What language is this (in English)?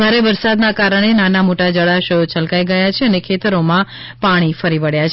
Gujarati